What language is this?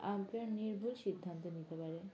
Bangla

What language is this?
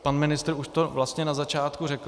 Czech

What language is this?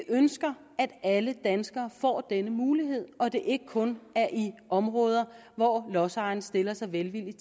Danish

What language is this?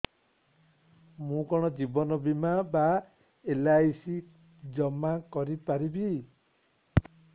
Odia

